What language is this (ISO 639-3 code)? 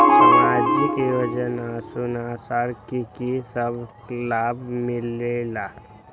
mag